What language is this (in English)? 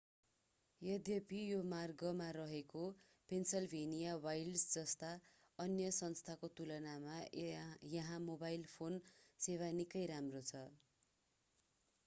Nepali